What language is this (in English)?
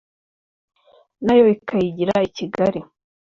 Kinyarwanda